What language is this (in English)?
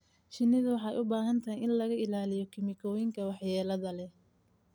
Somali